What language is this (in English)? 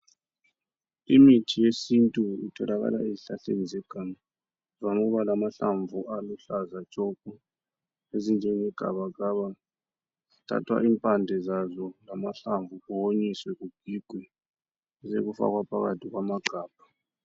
North Ndebele